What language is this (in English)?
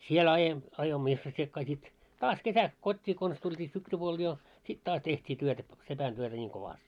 Finnish